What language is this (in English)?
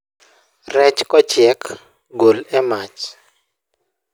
Luo (Kenya and Tanzania)